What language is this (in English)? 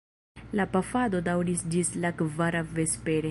Esperanto